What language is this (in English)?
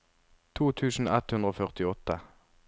Norwegian